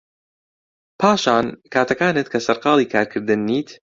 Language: Central Kurdish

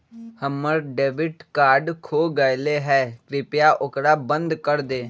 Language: Magahi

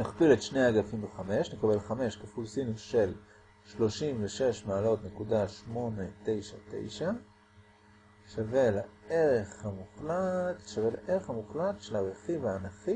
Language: Hebrew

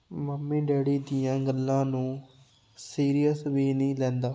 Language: Punjabi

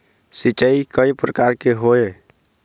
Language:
Chhattisgarhi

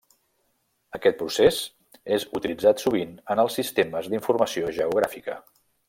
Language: Catalan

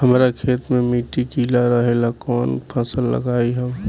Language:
Bhojpuri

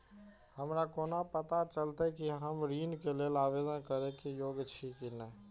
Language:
Maithili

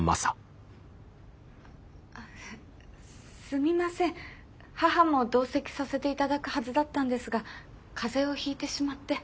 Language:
Japanese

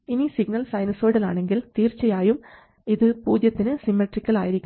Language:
Malayalam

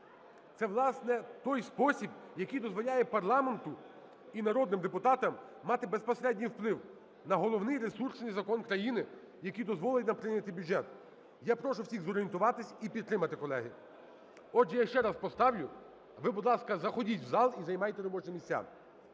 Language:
Ukrainian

